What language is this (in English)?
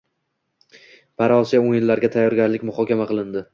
Uzbek